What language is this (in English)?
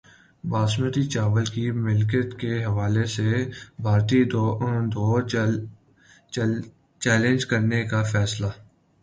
Urdu